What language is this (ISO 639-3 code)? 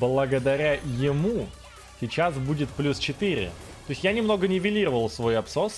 rus